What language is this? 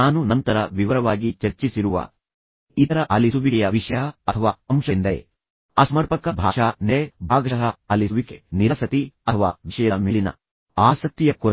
Kannada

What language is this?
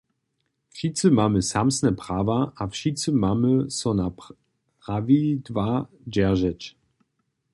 Upper Sorbian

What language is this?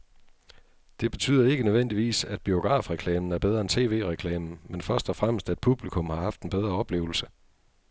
Danish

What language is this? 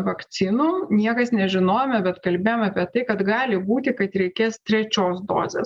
Lithuanian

